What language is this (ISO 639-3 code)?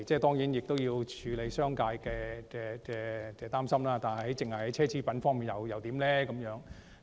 yue